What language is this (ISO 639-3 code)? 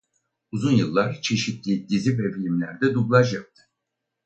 tur